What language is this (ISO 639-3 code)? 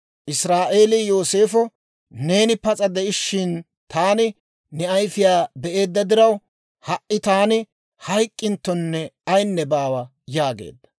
dwr